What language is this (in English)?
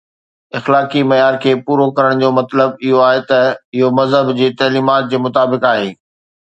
Sindhi